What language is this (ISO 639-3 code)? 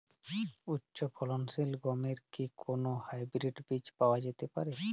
ben